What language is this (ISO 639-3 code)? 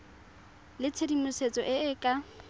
tsn